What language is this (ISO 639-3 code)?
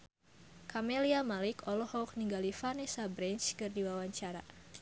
sun